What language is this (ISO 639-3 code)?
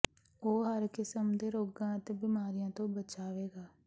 pan